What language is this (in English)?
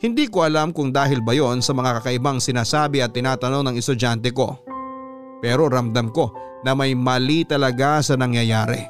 Filipino